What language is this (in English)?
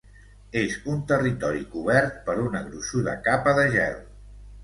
Catalan